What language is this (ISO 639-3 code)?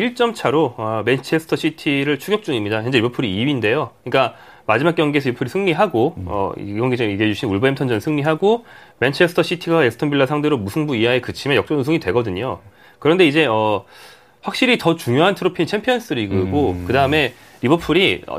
kor